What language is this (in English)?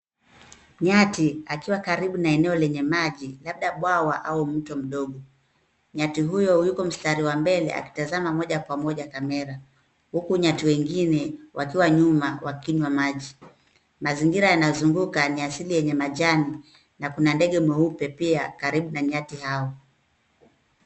Swahili